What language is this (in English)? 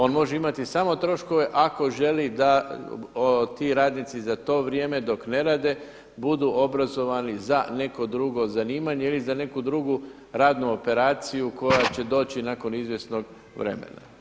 Croatian